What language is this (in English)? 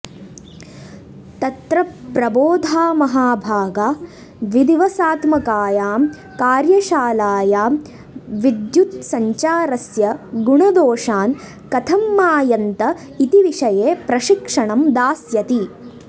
Sanskrit